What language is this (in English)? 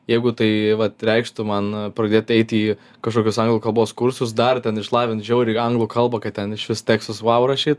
Lithuanian